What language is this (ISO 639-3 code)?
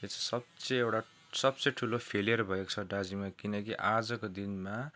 nep